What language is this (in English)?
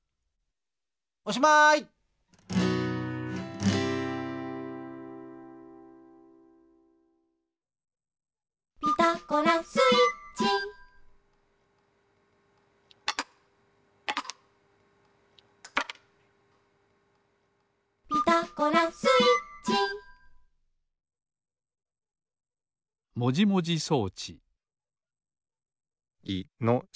Japanese